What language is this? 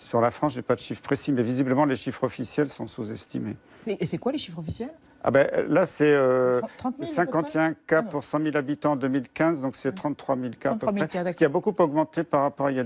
French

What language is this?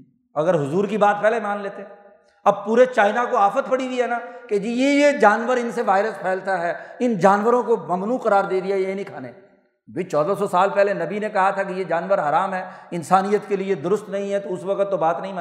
Urdu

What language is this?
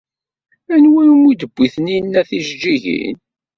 Kabyle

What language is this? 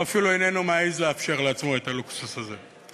Hebrew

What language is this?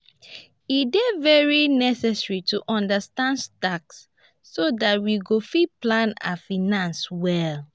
Nigerian Pidgin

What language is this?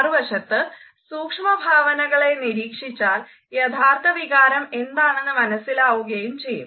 Malayalam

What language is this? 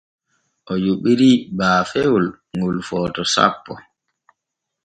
Borgu Fulfulde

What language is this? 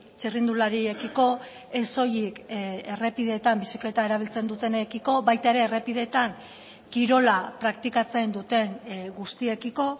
Basque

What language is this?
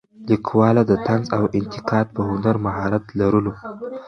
Pashto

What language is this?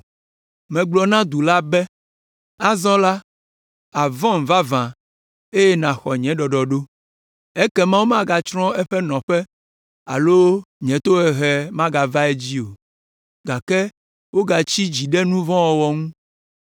Ewe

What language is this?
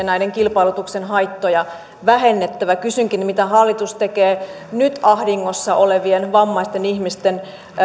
Finnish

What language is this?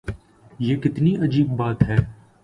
Urdu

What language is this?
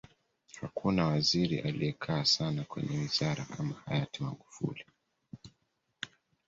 Swahili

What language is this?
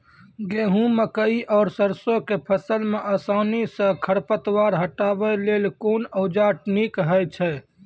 Maithili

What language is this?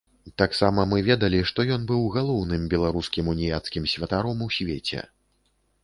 Belarusian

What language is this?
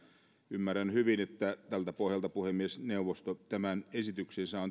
Finnish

